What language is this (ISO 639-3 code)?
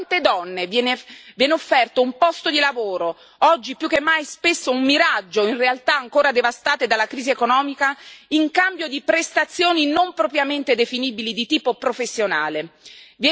ita